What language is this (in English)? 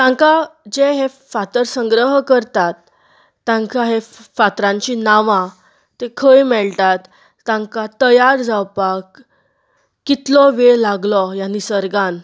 Konkani